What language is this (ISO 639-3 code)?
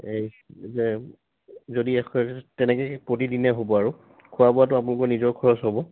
asm